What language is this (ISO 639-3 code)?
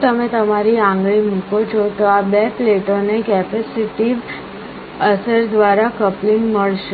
guj